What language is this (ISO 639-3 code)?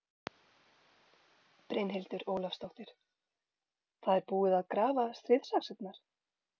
isl